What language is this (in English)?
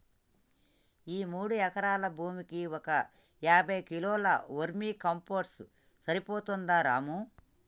Telugu